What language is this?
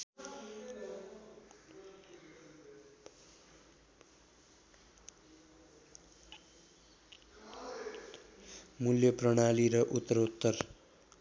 Nepali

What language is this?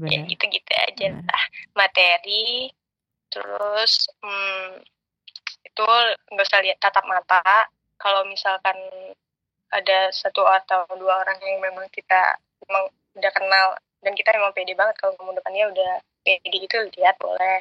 Indonesian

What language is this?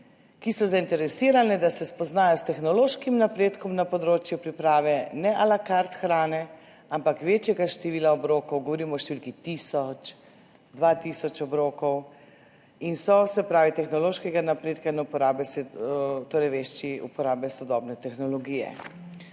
Slovenian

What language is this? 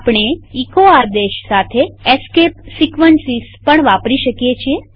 Gujarati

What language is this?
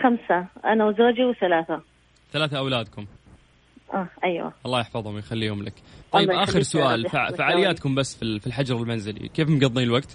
Arabic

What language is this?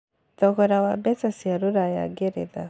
Kikuyu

